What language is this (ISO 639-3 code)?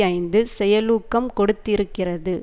tam